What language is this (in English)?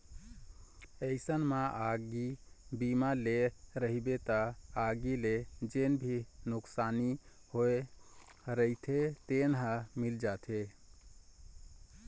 Chhattisgarhi